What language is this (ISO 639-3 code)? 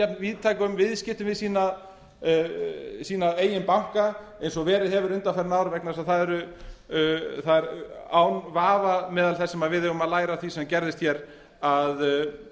isl